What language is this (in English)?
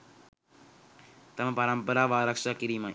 Sinhala